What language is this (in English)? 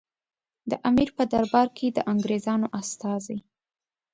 Pashto